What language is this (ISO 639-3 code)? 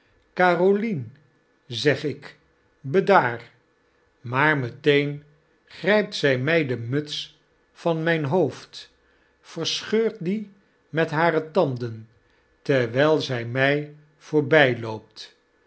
nld